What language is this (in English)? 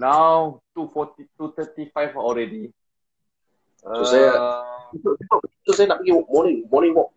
Malay